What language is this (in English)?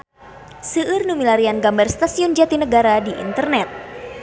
Sundanese